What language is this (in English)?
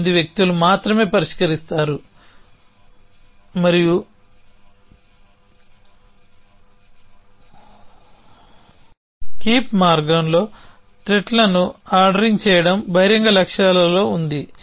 Telugu